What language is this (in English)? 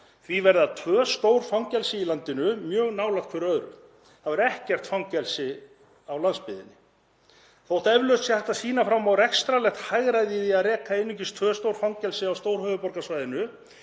Icelandic